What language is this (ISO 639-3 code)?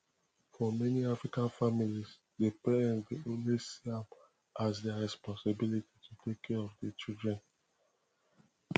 pcm